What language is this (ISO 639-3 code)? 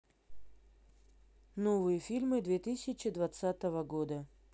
rus